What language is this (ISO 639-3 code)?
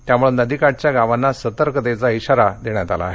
mar